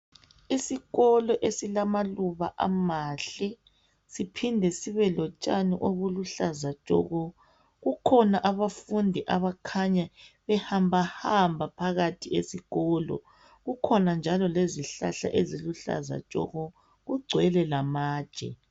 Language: North Ndebele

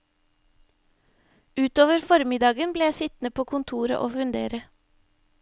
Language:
Norwegian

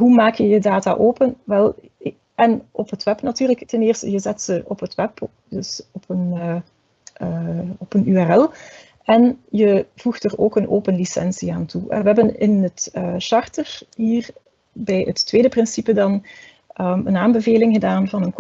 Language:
Dutch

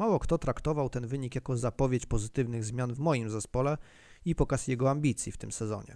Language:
Polish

